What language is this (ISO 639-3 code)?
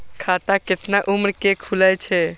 mai